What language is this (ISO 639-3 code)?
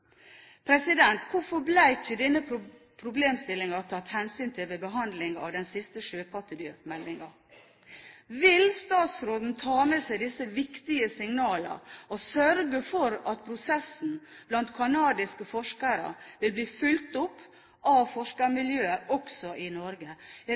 nob